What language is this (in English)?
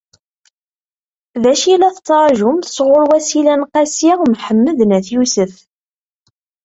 Kabyle